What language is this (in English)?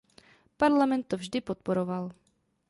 Czech